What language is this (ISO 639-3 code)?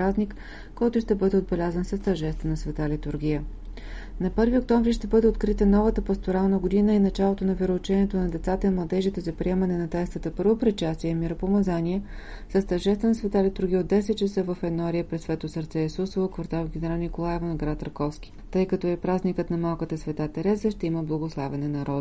bul